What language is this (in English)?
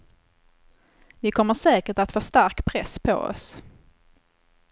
Swedish